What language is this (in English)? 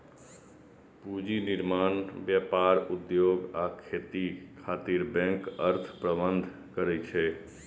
Maithili